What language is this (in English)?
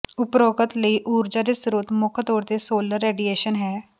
Punjabi